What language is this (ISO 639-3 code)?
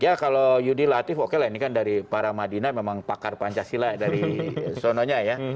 ind